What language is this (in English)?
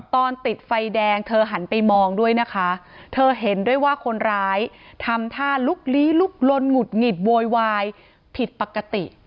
Thai